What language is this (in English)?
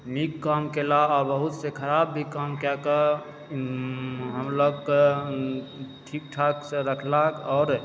Maithili